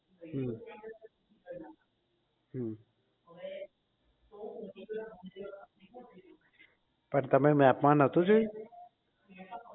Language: Gujarati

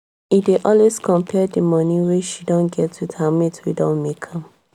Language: Nigerian Pidgin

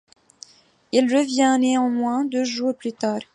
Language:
French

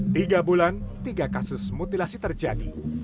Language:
Indonesian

